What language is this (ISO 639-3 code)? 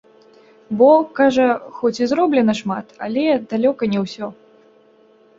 bel